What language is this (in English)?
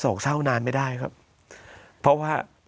Thai